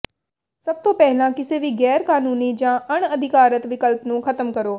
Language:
Punjabi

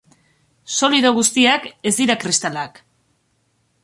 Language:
Basque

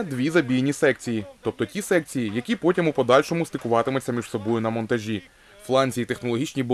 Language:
Ukrainian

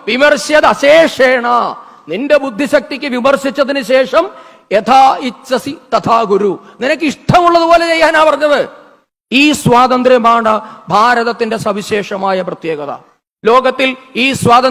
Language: Malayalam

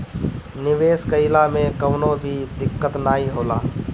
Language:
Bhojpuri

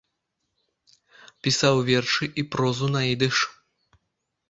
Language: Belarusian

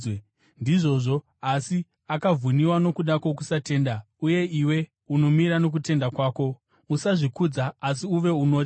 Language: Shona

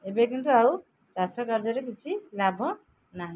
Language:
Odia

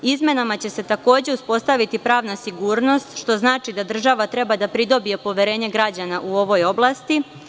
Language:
Serbian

